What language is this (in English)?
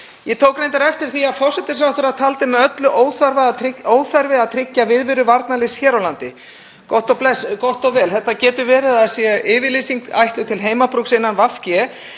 Icelandic